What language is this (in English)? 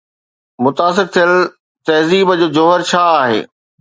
Sindhi